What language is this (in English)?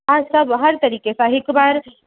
Sindhi